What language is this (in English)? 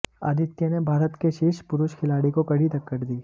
Hindi